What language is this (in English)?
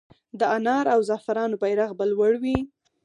Pashto